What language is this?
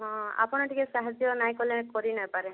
Odia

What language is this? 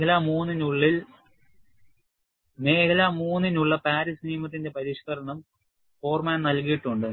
Malayalam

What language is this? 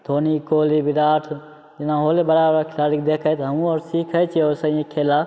Maithili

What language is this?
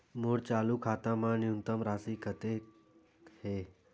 Chhattisgarhi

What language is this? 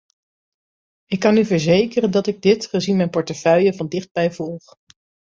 Dutch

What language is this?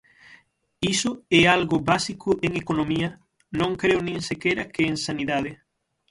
Galician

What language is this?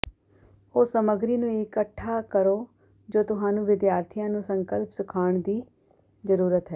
Punjabi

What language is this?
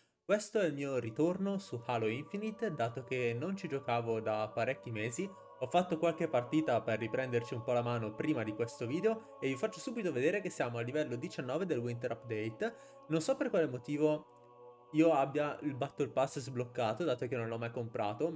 Italian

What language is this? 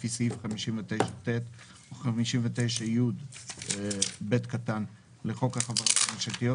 Hebrew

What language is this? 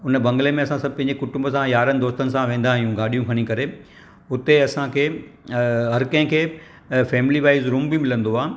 Sindhi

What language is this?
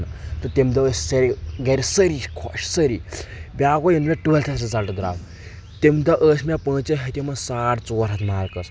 Kashmiri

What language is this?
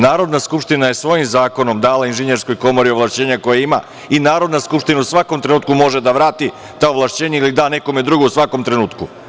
Serbian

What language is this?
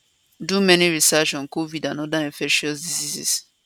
Nigerian Pidgin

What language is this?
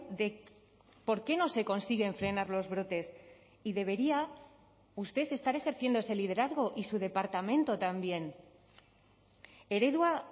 Spanish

